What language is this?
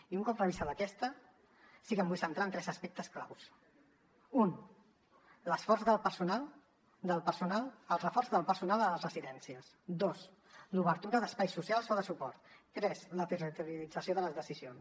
Catalan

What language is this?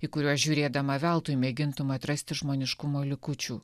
Lithuanian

